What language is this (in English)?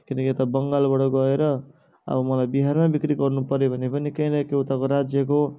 Nepali